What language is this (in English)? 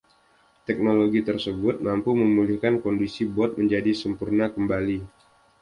Indonesian